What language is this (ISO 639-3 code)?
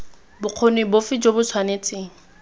tsn